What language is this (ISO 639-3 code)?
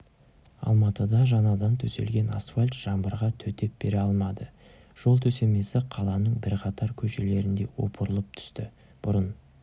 kaz